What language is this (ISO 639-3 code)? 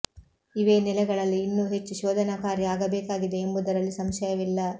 kan